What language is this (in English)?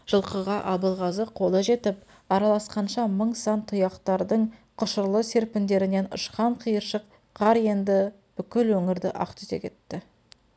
Kazakh